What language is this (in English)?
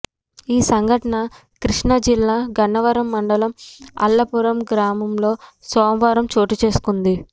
Telugu